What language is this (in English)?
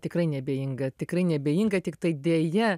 Lithuanian